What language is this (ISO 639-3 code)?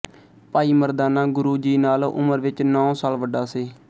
pan